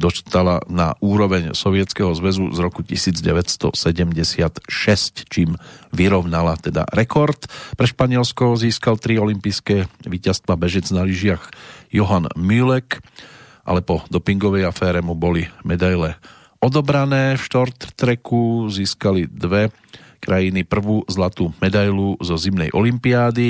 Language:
Slovak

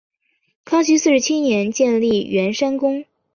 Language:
Chinese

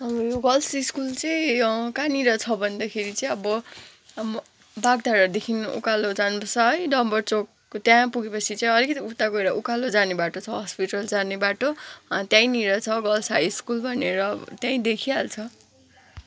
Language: Nepali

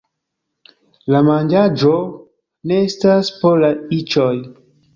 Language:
Esperanto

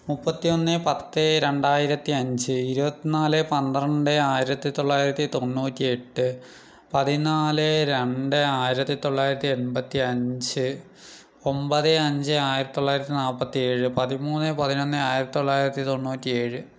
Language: Malayalam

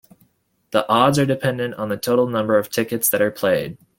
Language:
English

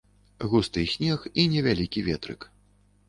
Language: Belarusian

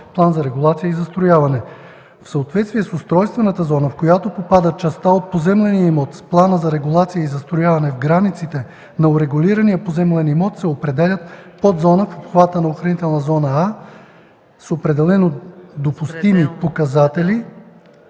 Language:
Bulgarian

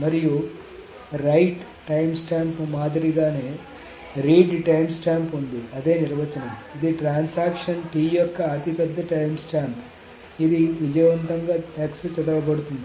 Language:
Telugu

